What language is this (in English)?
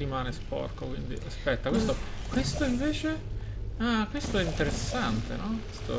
Italian